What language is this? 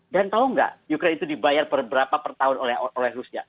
Indonesian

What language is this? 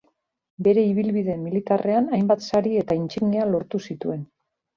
Basque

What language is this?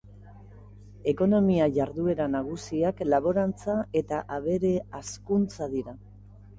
Basque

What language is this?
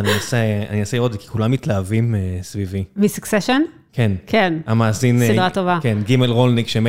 Hebrew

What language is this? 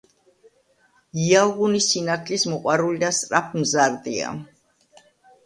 Georgian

